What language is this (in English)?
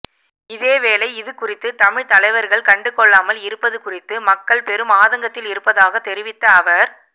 Tamil